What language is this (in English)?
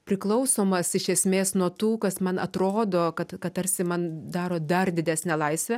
Lithuanian